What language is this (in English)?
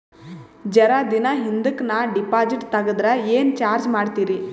Kannada